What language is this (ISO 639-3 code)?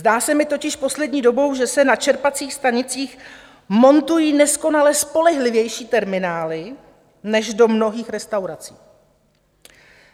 ces